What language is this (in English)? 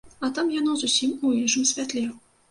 Belarusian